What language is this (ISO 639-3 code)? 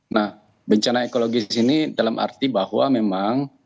ind